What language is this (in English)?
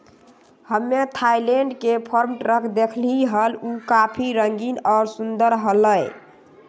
Magahi